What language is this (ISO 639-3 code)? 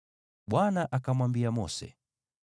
swa